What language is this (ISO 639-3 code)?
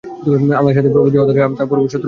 ben